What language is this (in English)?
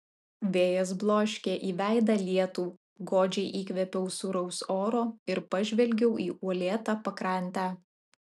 Lithuanian